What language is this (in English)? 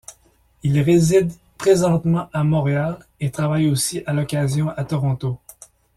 French